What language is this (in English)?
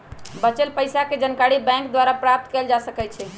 Magahi